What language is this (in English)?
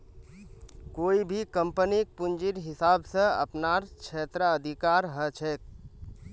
Magahi